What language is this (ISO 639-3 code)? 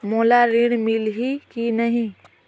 hne